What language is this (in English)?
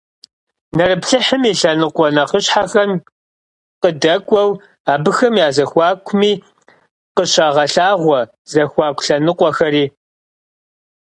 Kabardian